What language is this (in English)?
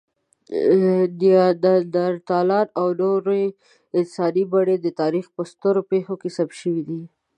Pashto